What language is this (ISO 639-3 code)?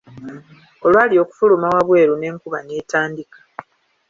lug